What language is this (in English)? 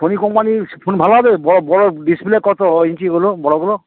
Bangla